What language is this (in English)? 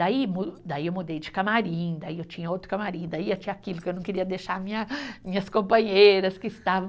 Portuguese